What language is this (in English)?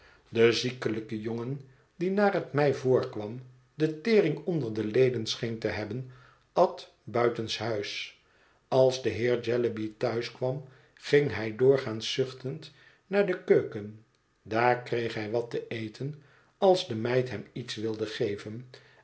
Dutch